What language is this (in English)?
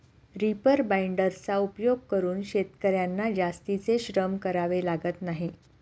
Marathi